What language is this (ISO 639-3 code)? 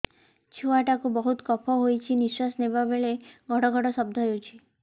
ori